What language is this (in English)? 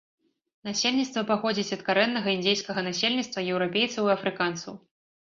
Belarusian